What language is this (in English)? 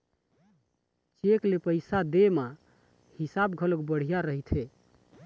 Chhattisgarhi